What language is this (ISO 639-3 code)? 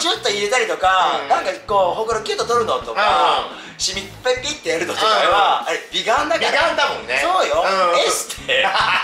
jpn